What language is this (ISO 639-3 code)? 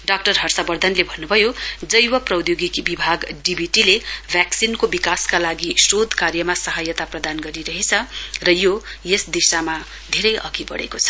nep